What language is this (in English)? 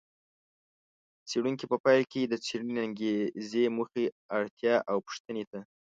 Pashto